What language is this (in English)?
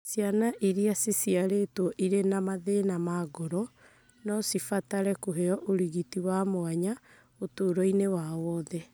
Kikuyu